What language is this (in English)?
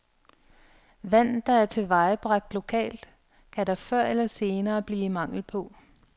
Danish